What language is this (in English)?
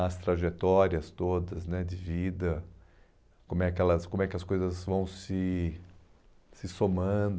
Portuguese